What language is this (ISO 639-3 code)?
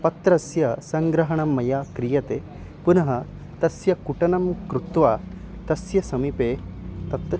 san